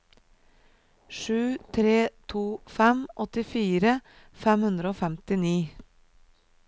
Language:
Norwegian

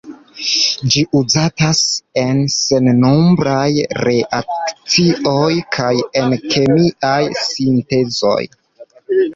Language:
Esperanto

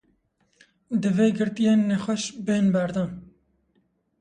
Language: Kurdish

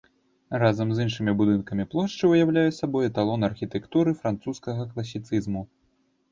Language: Belarusian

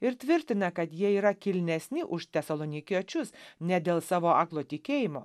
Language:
Lithuanian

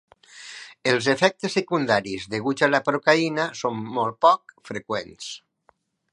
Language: Catalan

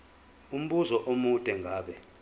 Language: Zulu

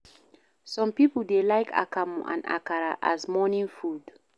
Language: Nigerian Pidgin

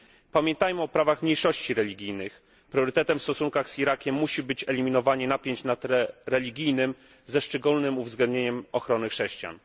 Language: Polish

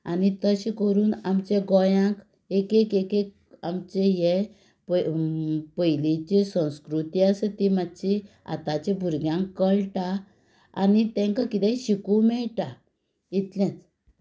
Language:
Konkani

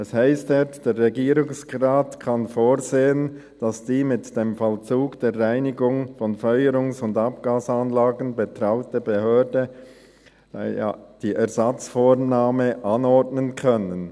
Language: Swiss German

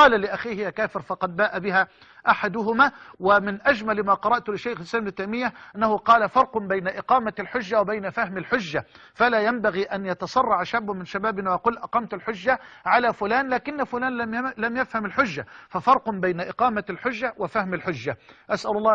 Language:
Arabic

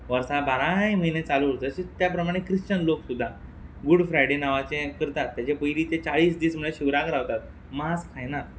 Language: Konkani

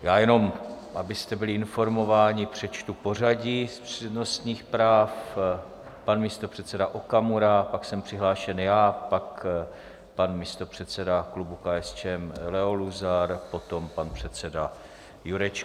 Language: Czech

